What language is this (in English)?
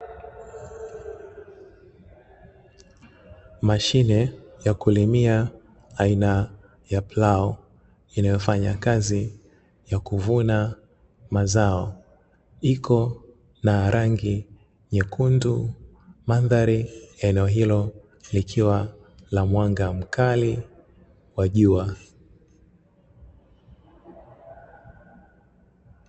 Swahili